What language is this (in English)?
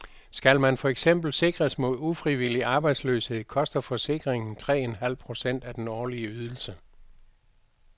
Danish